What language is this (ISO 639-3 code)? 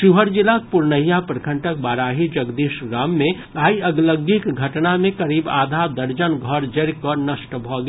mai